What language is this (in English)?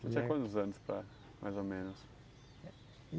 Portuguese